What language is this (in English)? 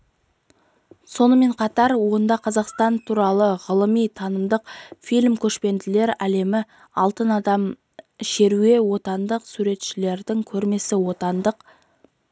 Kazakh